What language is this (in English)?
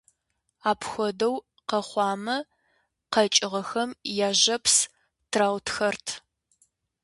Kabardian